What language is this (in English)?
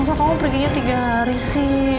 Indonesian